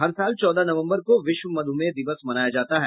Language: Hindi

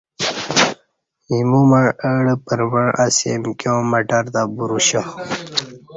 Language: Kati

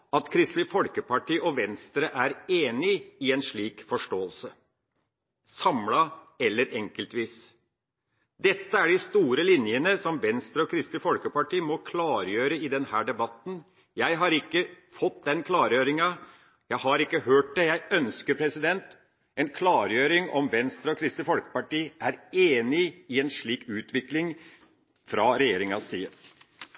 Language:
Norwegian Bokmål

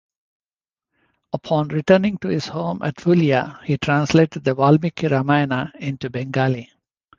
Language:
English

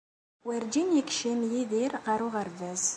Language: Kabyle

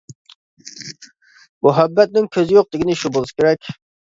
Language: Uyghur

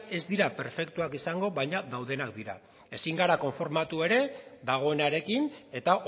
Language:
Basque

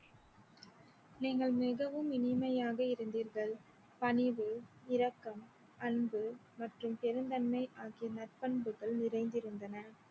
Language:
Tamil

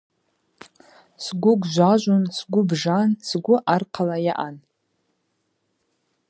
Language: Abaza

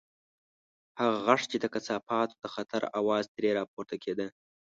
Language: Pashto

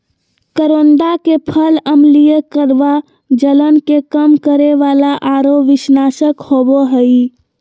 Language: Magahi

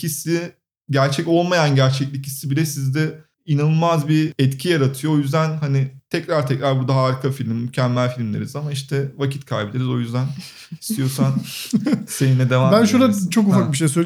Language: Turkish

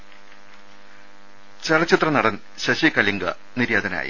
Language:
Malayalam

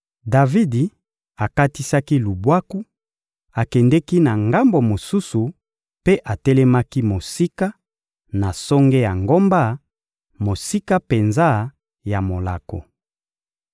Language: Lingala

